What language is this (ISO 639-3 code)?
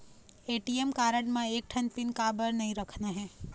hne